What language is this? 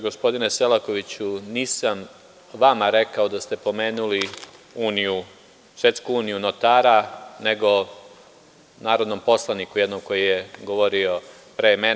Serbian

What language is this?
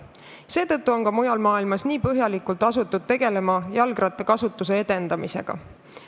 Estonian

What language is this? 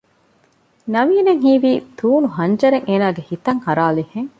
Divehi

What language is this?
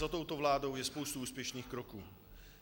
Czech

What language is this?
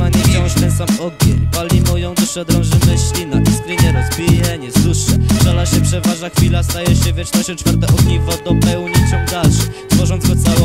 Polish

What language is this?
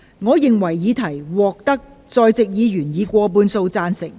Cantonese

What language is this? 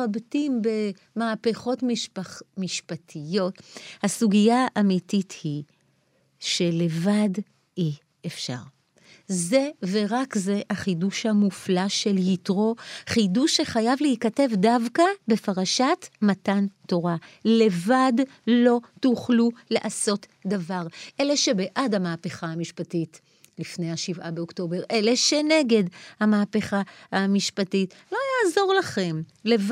Hebrew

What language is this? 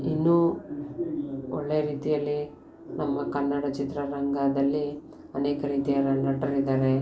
Kannada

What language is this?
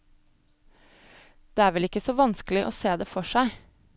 Norwegian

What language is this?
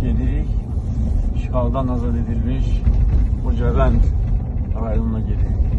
Turkish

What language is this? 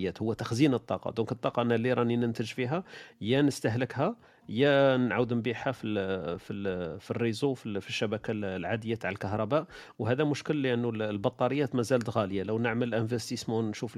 Arabic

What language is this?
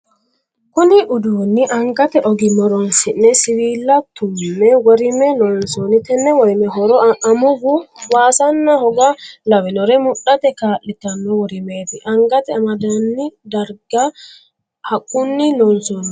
Sidamo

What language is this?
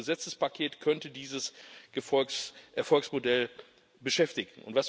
German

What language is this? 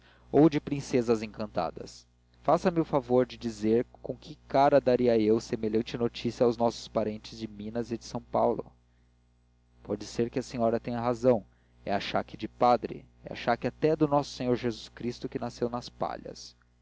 Portuguese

